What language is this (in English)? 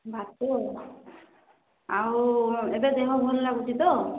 Odia